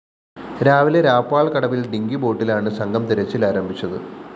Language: Malayalam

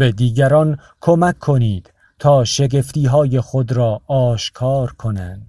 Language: Persian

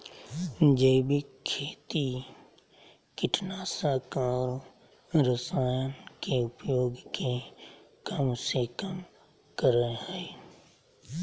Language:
Magahi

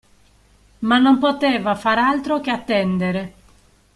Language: Italian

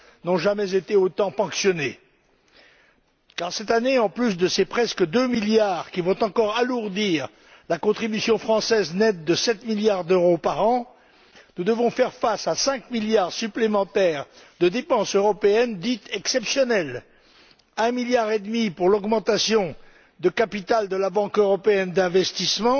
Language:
French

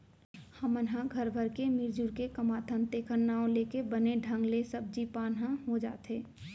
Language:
Chhattisgarhi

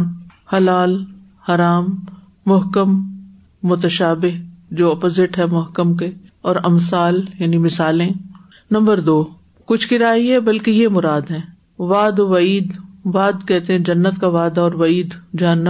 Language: Urdu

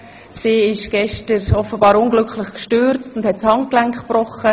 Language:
Swiss German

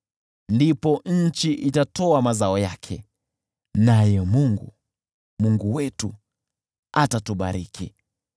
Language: Swahili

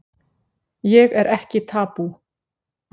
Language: Icelandic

